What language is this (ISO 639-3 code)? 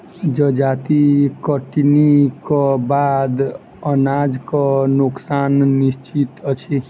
mai